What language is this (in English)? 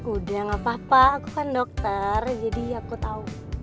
Indonesian